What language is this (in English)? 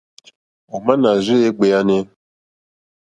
Mokpwe